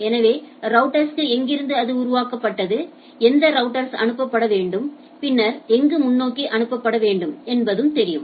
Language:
Tamil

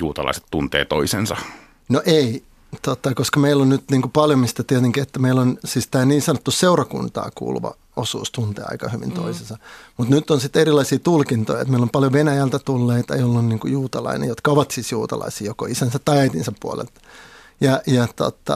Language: Finnish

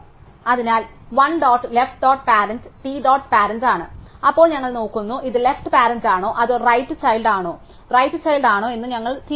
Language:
Malayalam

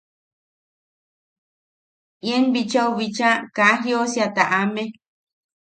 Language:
Yaqui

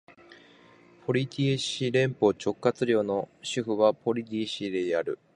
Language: Japanese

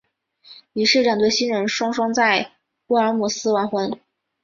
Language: Chinese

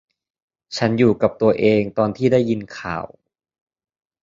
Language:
Thai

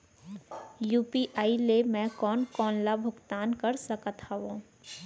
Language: Chhattisgarhi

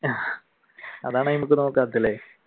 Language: Malayalam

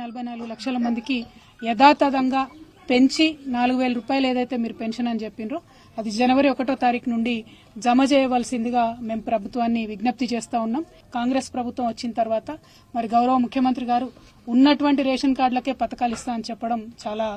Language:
Telugu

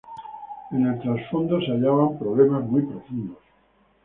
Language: Spanish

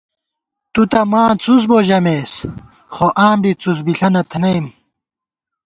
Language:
Gawar-Bati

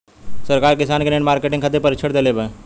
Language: Bhojpuri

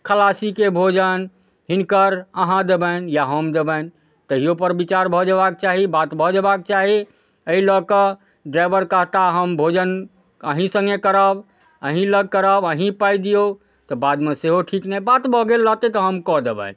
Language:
Maithili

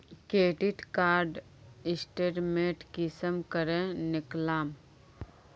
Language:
Magahi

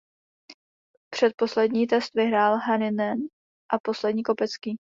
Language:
Czech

